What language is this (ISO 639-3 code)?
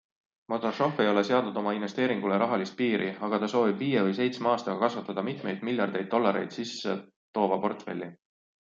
est